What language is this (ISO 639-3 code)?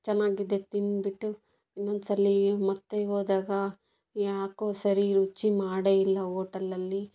kan